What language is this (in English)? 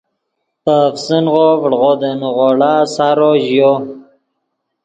Yidgha